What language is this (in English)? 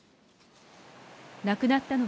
Japanese